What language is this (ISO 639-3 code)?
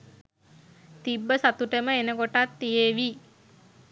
sin